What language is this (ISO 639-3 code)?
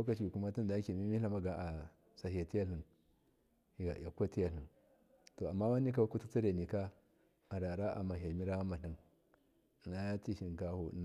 mkf